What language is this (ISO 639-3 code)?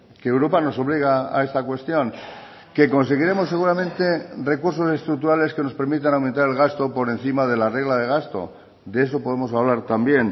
spa